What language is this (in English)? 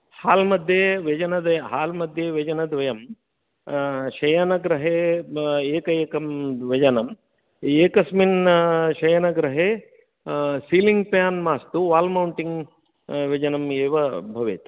Sanskrit